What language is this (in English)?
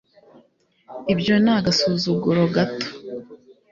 Kinyarwanda